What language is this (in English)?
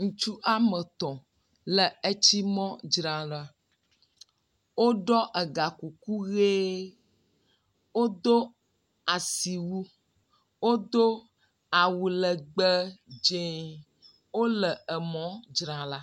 Ewe